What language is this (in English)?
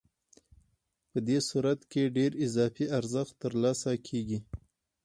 Pashto